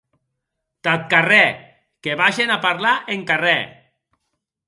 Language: Occitan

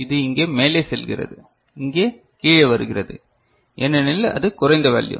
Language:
Tamil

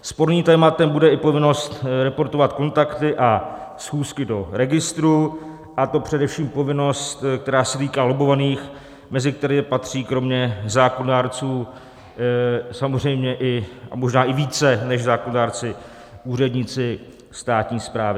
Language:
Czech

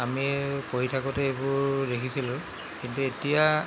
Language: Assamese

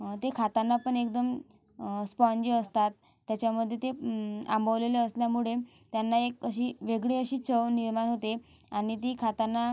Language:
Marathi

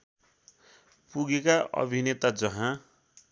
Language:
Nepali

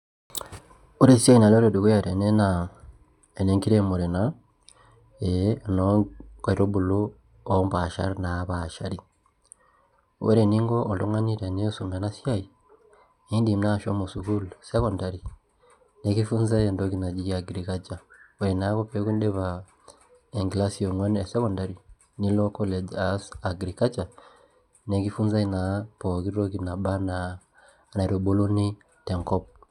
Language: Masai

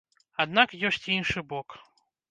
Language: Belarusian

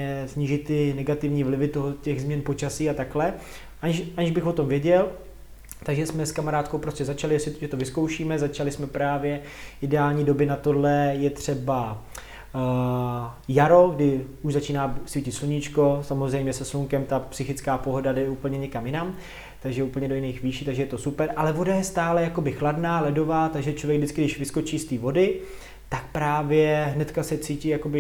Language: Czech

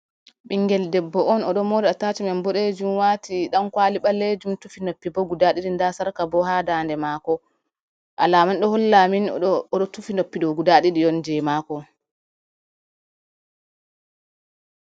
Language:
Fula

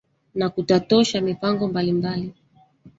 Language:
Swahili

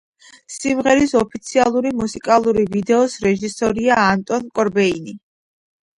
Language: Georgian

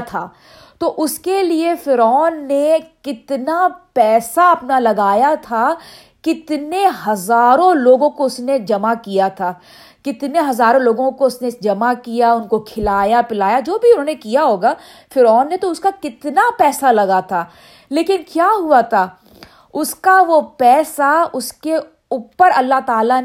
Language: Urdu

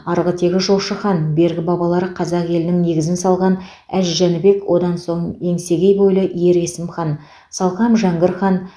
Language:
Kazakh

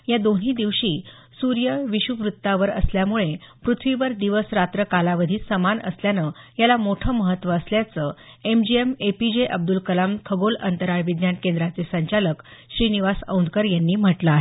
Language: Marathi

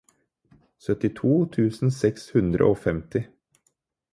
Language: Norwegian Bokmål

